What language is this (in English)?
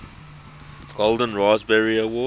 English